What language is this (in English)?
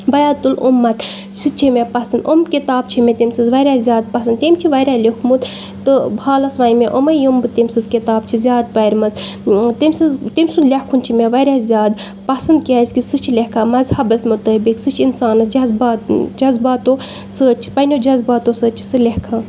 Kashmiri